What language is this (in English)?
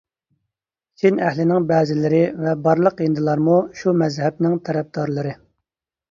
Uyghur